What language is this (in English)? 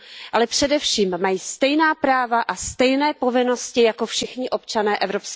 Czech